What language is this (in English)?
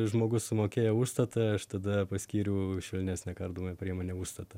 Lithuanian